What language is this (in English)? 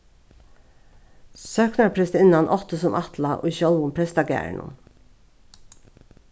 Faroese